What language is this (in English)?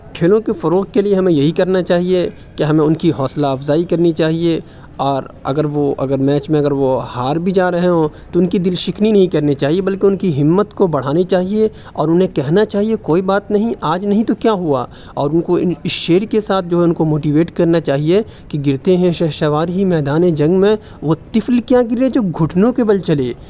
Urdu